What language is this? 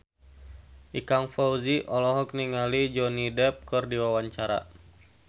Sundanese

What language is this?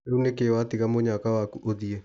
Kikuyu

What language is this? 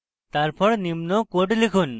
Bangla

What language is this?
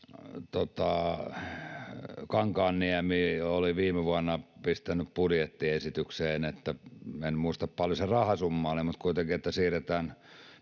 Finnish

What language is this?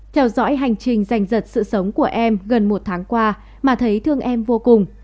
Vietnamese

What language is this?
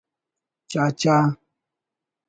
Brahui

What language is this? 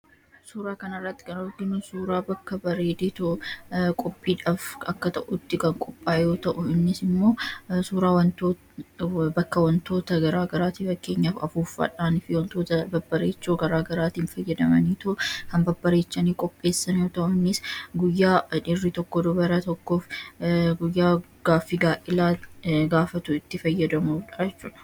Oromo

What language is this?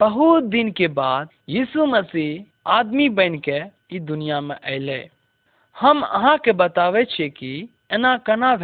Hindi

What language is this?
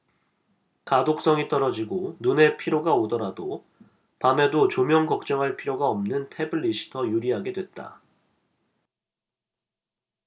Korean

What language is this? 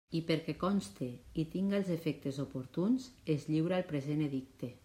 Catalan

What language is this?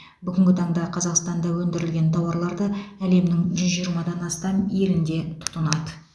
Kazakh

